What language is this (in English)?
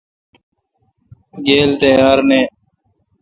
Kalkoti